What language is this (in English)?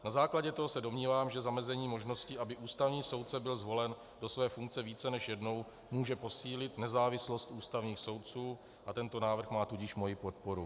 Czech